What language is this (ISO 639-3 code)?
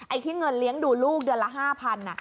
tha